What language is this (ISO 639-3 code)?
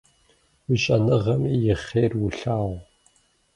kbd